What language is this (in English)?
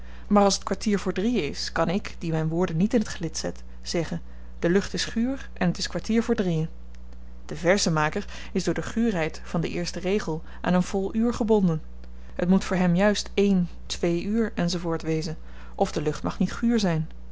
Dutch